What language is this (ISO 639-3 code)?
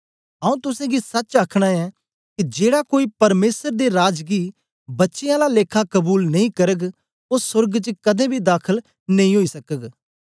doi